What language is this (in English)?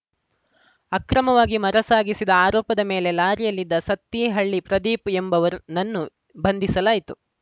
Kannada